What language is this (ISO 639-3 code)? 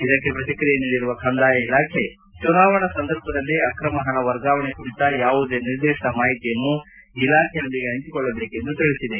kan